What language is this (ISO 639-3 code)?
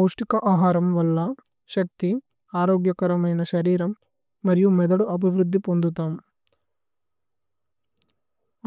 tcy